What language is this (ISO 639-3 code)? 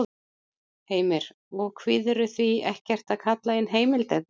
isl